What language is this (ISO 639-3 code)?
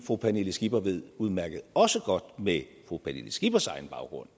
dan